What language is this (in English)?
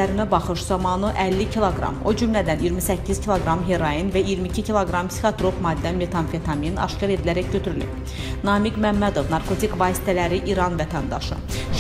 Turkish